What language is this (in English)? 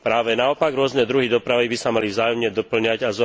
Slovak